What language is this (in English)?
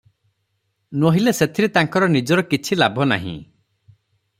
Odia